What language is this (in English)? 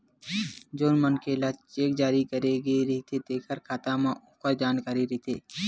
Chhattisgarhi